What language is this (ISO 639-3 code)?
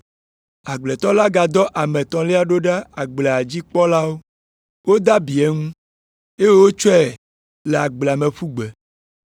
ewe